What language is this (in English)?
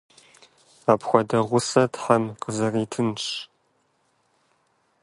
Kabardian